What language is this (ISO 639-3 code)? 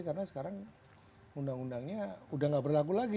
ind